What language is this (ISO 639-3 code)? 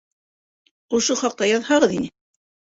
bak